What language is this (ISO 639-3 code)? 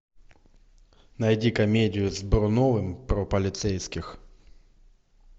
rus